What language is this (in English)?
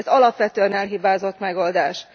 Hungarian